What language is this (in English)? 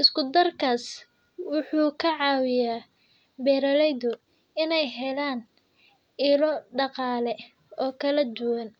Somali